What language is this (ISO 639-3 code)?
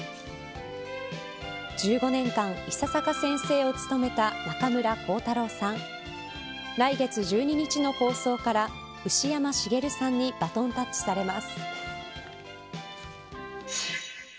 jpn